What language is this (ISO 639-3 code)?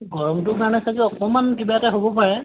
asm